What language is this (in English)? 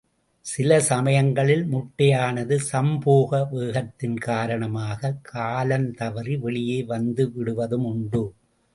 Tamil